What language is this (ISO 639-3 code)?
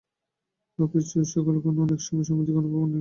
ben